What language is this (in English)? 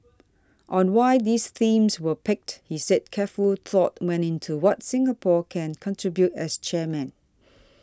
English